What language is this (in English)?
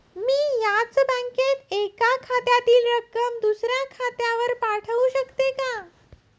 Marathi